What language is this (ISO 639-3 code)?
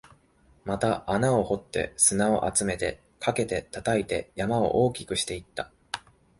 jpn